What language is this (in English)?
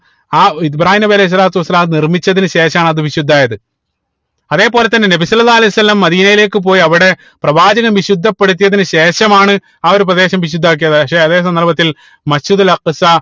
Malayalam